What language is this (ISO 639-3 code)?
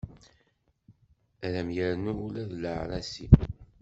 kab